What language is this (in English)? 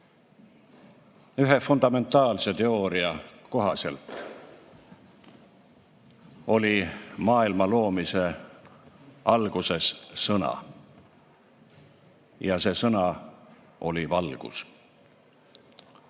Estonian